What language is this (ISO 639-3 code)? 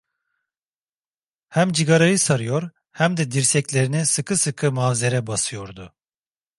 tur